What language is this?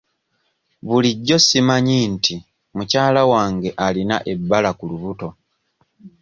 Ganda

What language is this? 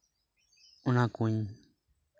Santali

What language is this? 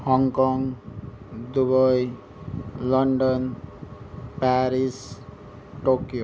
Nepali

